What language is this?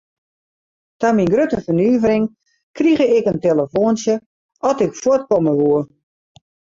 Western Frisian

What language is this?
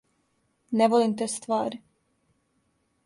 Serbian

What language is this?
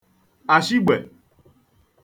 Igbo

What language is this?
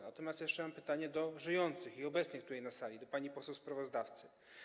Polish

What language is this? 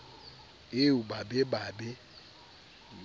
Southern Sotho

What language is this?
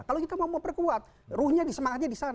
Indonesian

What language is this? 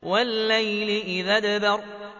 Arabic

